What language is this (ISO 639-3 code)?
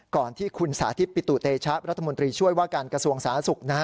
tha